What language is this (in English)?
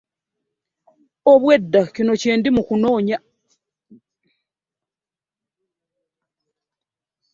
Ganda